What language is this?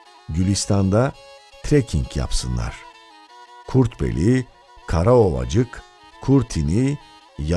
Turkish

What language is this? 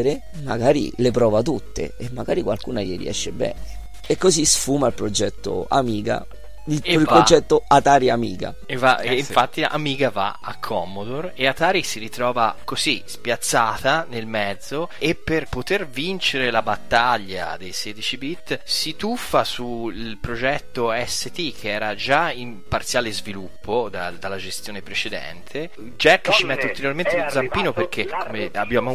Italian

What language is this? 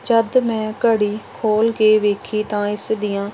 Punjabi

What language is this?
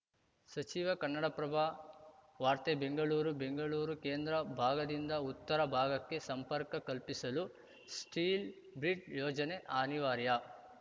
Kannada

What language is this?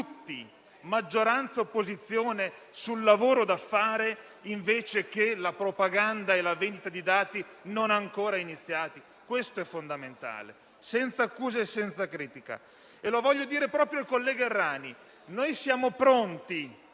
Italian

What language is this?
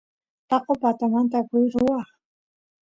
Santiago del Estero Quichua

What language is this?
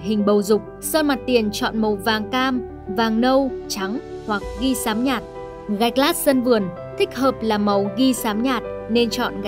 Vietnamese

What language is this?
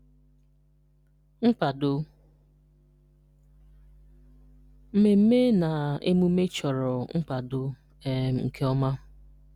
Igbo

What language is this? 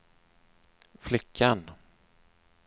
Swedish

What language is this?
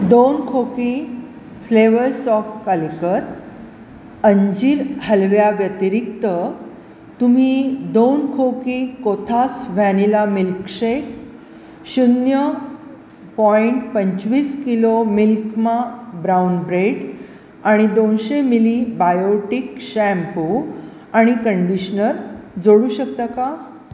Marathi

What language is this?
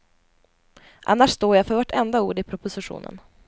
Swedish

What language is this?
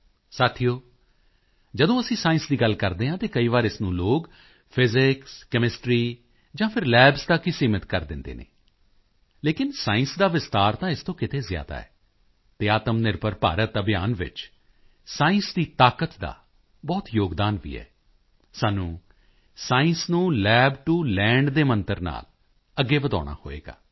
Punjabi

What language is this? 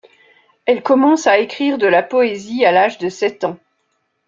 French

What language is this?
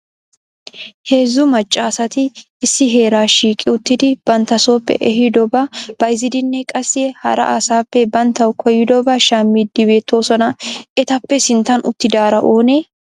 Wolaytta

